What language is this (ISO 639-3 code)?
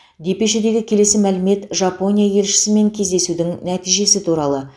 kaz